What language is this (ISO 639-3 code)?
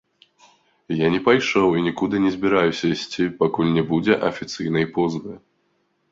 bel